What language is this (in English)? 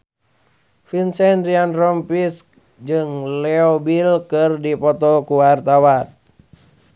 Sundanese